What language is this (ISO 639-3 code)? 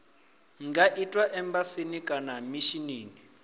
ven